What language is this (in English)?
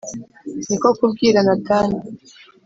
Kinyarwanda